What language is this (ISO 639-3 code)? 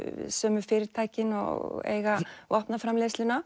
isl